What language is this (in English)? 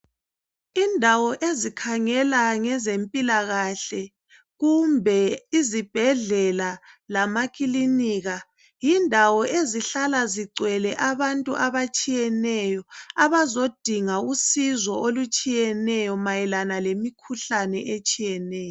North Ndebele